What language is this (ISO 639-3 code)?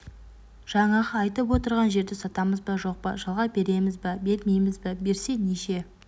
kaz